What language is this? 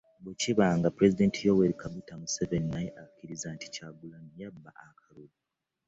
Ganda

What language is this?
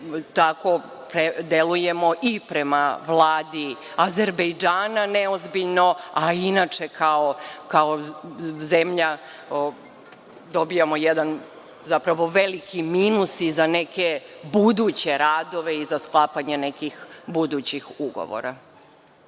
Serbian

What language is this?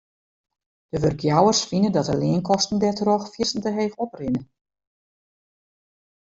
Western Frisian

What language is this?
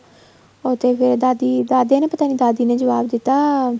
Punjabi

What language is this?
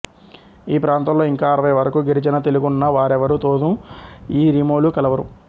Telugu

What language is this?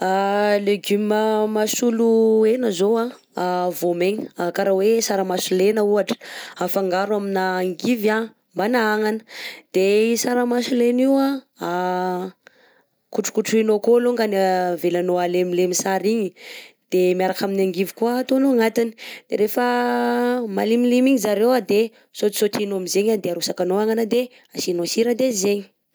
Southern Betsimisaraka Malagasy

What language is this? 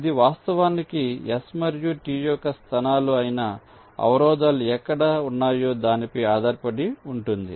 Telugu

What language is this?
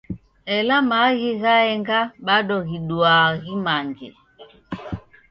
Taita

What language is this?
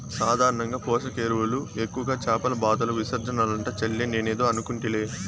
Telugu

